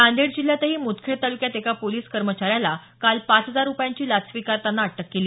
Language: Marathi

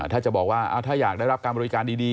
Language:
Thai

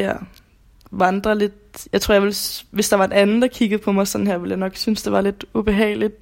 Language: Danish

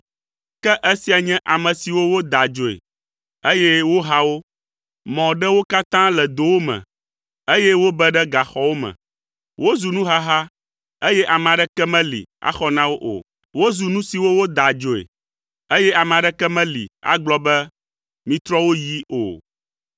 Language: Ewe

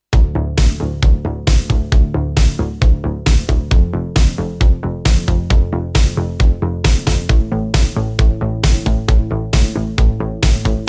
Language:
English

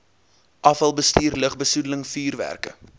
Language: Afrikaans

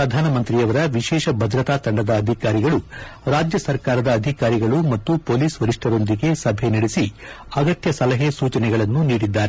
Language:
Kannada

